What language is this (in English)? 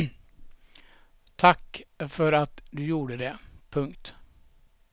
Swedish